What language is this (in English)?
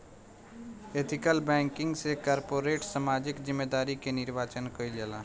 Bhojpuri